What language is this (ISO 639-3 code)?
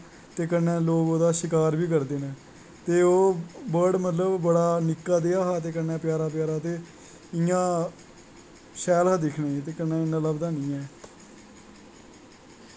doi